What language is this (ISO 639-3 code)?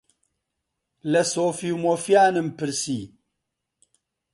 ckb